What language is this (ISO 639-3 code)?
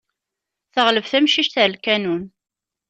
kab